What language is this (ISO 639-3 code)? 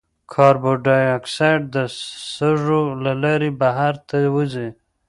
pus